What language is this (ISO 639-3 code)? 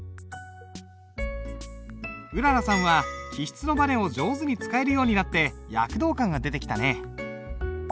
jpn